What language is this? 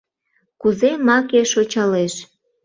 Mari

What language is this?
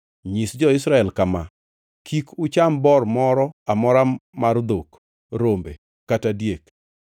Luo (Kenya and Tanzania)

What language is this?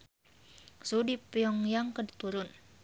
Sundanese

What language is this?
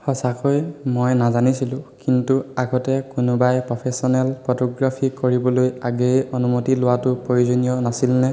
Assamese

